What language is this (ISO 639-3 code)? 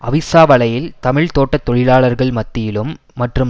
tam